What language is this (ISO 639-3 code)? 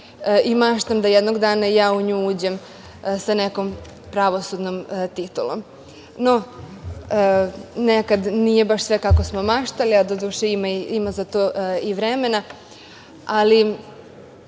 srp